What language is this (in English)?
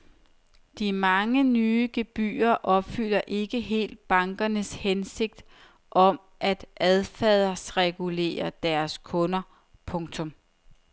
Danish